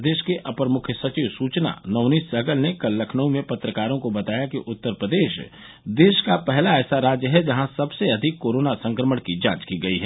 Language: Hindi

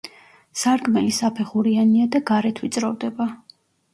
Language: Georgian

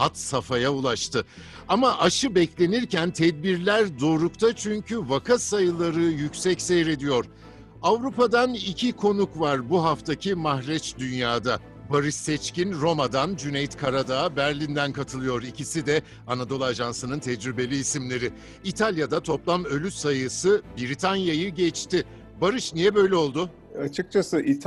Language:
Turkish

